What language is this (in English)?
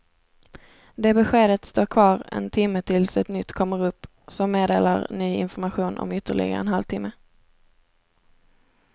Swedish